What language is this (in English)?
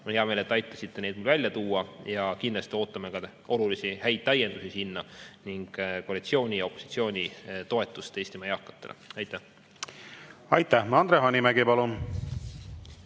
Estonian